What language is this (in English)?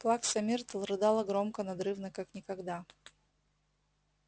Russian